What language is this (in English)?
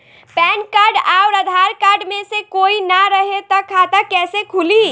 Bhojpuri